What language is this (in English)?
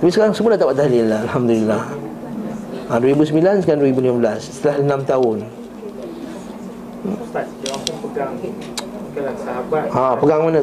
Malay